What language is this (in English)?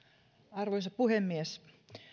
Finnish